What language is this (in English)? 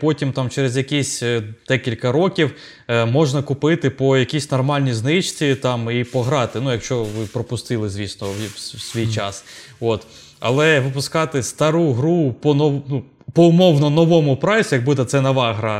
Ukrainian